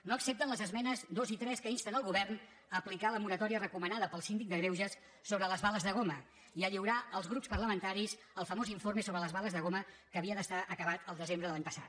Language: Catalan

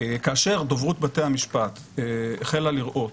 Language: Hebrew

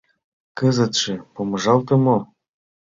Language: Mari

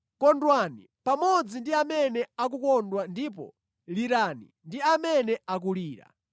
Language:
Nyanja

